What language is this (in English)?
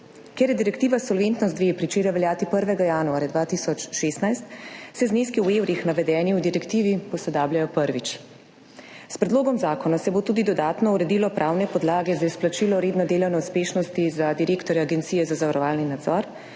Slovenian